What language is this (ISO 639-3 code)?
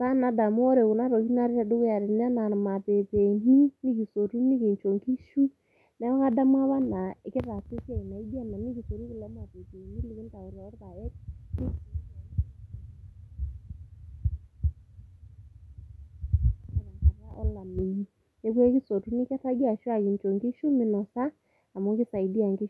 mas